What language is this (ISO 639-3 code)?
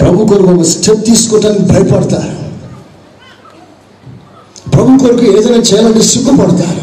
tel